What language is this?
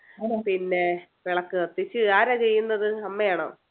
Malayalam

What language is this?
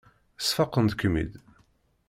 Kabyle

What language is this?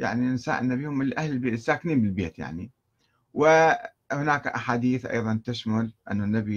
Arabic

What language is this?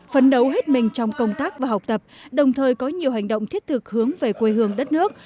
Vietnamese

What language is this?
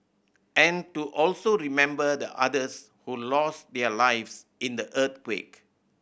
English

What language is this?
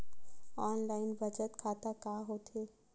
Chhattisgarhi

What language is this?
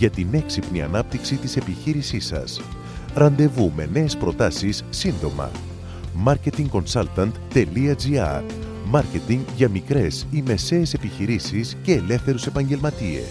Greek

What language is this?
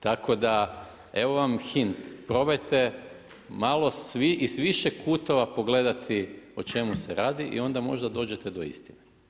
Croatian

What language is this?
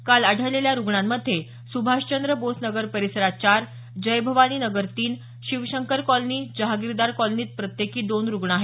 Marathi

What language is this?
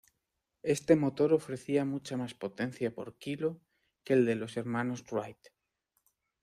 Spanish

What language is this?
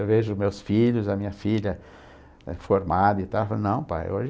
Portuguese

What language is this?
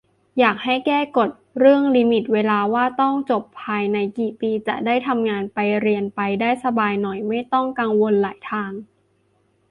Thai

